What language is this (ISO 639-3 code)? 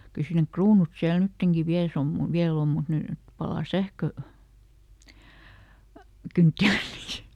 fin